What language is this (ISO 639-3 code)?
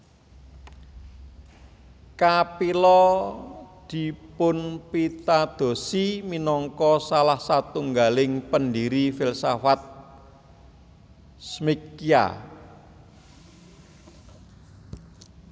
jav